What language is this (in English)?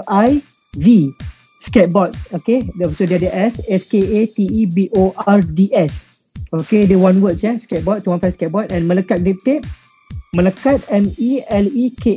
Malay